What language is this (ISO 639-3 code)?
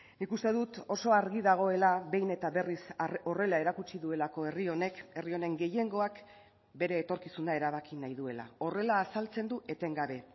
eus